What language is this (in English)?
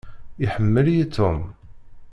Kabyle